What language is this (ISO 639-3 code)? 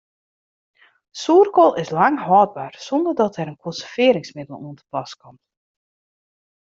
fry